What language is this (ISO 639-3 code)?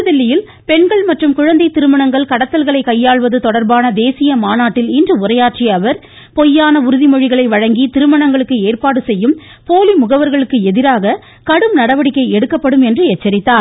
tam